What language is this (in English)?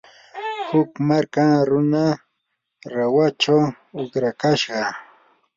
Yanahuanca Pasco Quechua